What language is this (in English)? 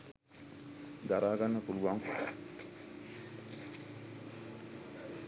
Sinhala